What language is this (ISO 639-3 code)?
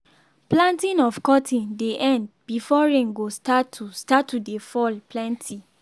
pcm